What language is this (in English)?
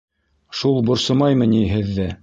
Bashkir